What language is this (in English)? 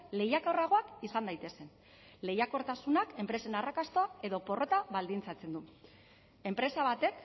Basque